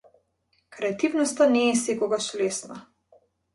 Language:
Macedonian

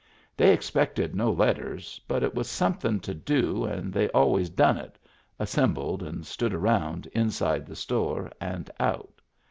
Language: English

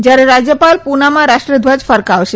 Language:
Gujarati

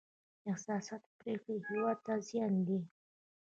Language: Pashto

